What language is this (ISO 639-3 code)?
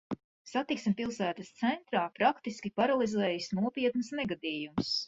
lav